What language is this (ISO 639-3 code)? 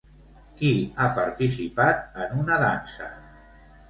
cat